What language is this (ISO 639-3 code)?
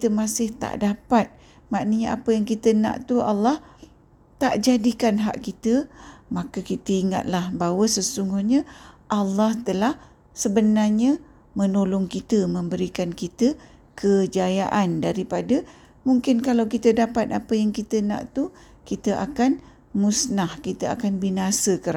msa